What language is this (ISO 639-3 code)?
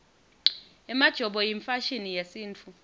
ssw